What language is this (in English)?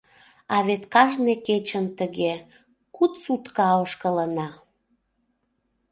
Mari